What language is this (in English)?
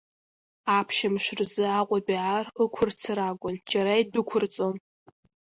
Abkhazian